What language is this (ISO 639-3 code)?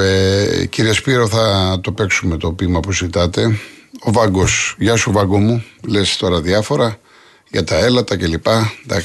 ell